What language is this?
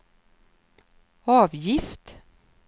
Swedish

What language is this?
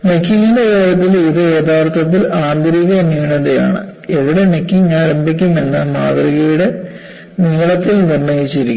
Malayalam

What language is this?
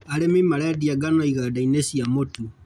Kikuyu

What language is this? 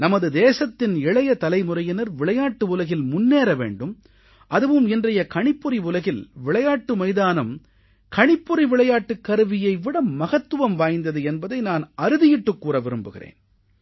Tamil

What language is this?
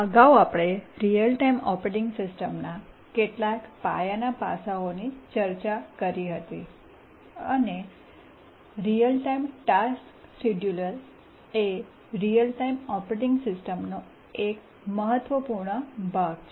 Gujarati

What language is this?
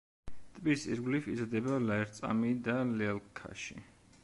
Georgian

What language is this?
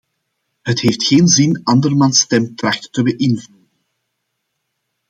Dutch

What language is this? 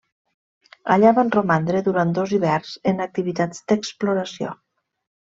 Catalan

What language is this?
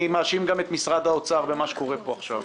Hebrew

